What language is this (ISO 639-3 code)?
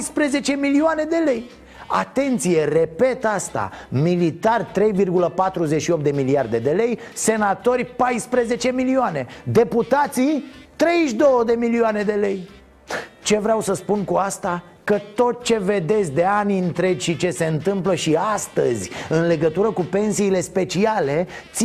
ron